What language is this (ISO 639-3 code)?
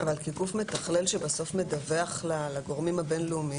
heb